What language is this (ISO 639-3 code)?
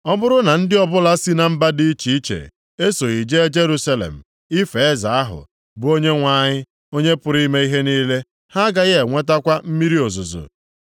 ibo